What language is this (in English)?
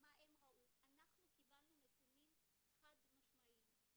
Hebrew